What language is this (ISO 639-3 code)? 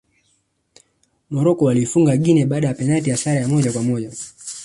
swa